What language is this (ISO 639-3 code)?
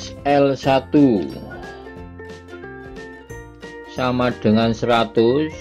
ind